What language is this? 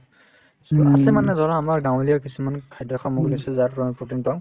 Assamese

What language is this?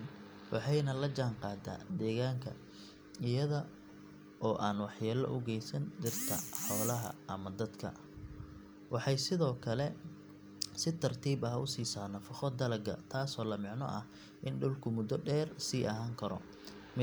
Somali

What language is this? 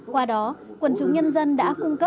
Vietnamese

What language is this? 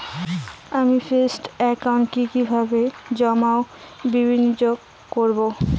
Bangla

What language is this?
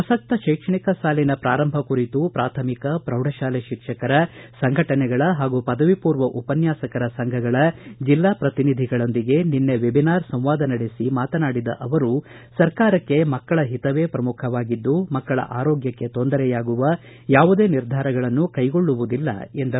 Kannada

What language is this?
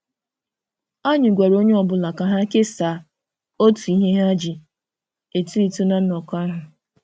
Igbo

